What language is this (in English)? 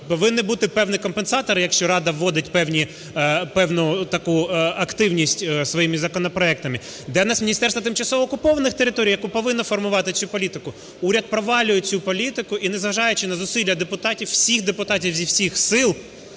Ukrainian